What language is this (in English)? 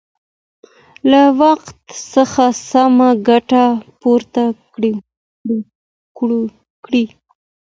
Pashto